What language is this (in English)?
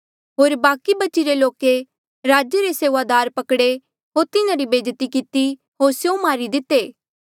Mandeali